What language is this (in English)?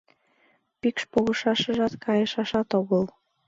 Mari